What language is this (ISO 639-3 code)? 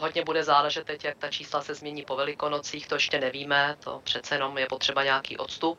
ces